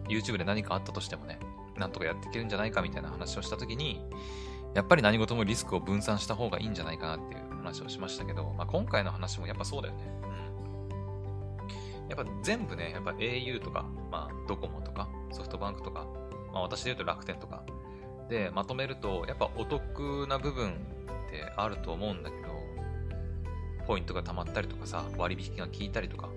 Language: Japanese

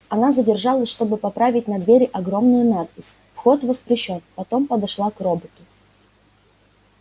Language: Russian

